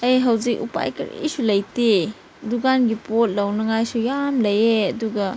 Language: Manipuri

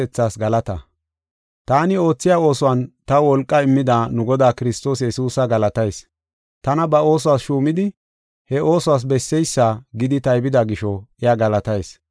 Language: Gofa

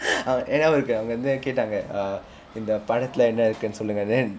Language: English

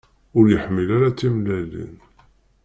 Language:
Kabyle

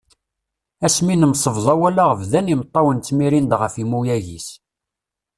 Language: Kabyle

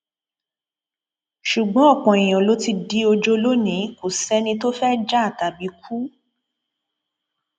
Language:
Yoruba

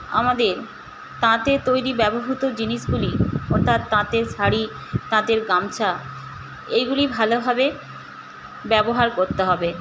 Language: Bangla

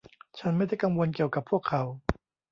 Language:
Thai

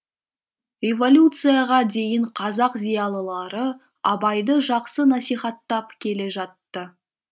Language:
Kazakh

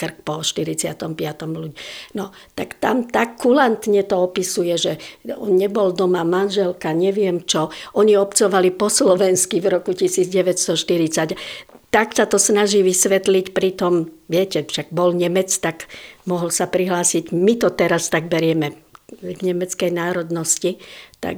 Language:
Slovak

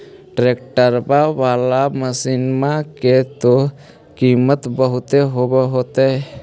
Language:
Magahi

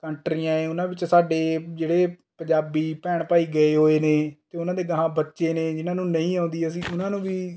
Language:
Punjabi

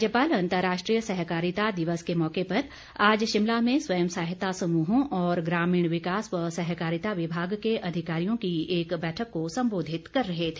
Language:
Hindi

